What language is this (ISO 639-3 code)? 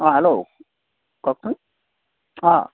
asm